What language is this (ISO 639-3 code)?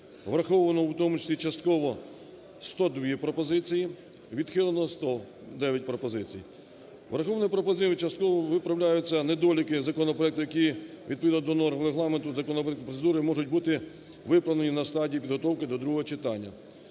ukr